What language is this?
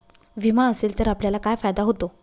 Marathi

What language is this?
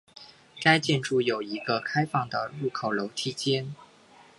Chinese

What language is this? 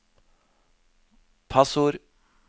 Norwegian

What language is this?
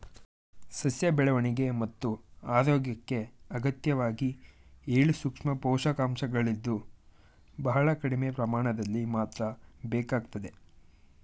Kannada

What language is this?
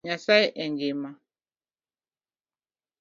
Luo (Kenya and Tanzania)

